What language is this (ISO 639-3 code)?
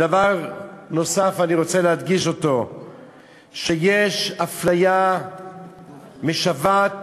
heb